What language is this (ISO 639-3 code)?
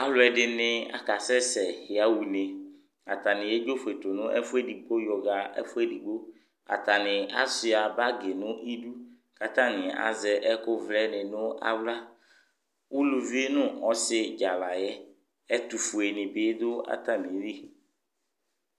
kpo